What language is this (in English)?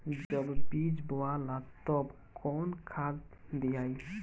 Bhojpuri